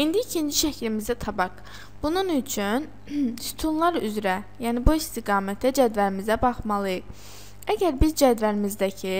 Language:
Turkish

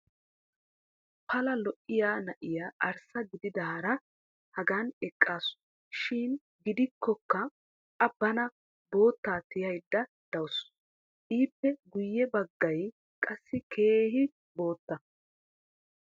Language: Wolaytta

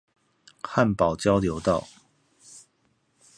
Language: Chinese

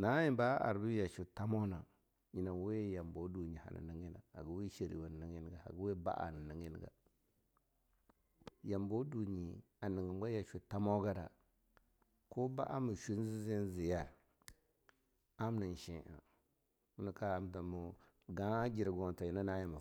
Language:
Longuda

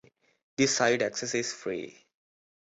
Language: English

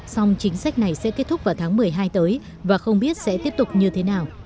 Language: Vietnamese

